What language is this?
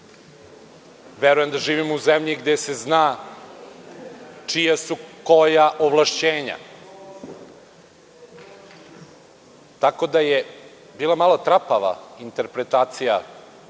Serbian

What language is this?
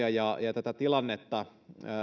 Finnish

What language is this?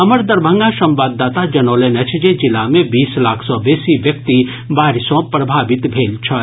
Maithili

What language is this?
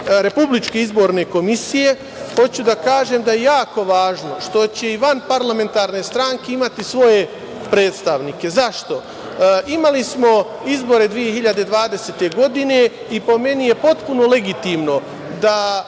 Serbian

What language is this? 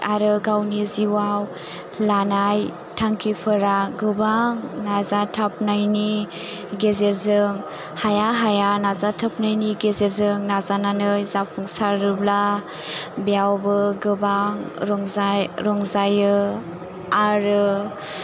Bodo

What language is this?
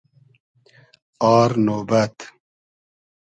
Hazaragi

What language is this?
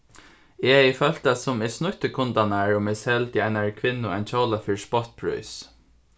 Faroese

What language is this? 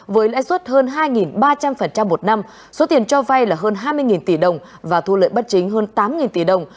Vietnamese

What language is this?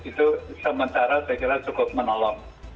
Indonesian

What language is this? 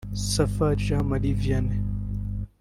Kinyarwanda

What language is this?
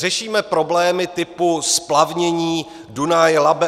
Czech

